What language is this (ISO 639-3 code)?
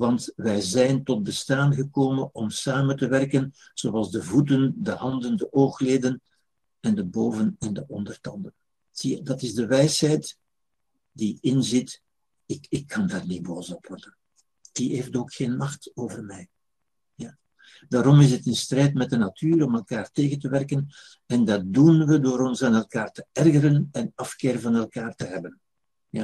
nld